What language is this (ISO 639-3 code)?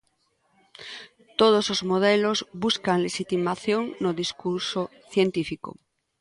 glg